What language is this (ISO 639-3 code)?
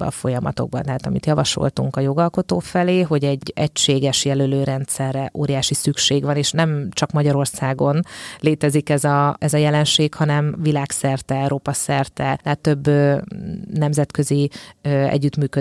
hun